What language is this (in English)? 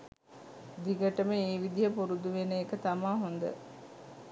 Sinhala